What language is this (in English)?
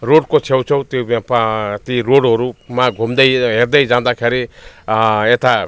Nepali